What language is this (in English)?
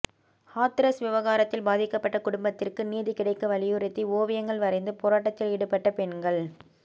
Tamil